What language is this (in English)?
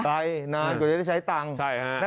Thai